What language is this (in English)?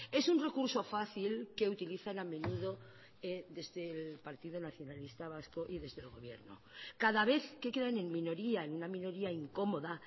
Spanish